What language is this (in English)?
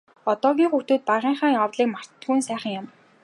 Mongolian